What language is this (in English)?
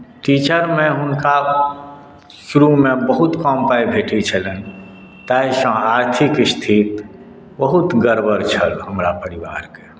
Maithili